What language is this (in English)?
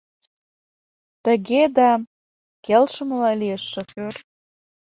Mari